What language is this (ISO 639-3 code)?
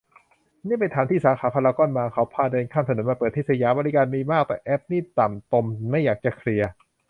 tha